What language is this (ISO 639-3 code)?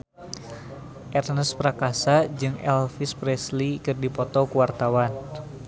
sun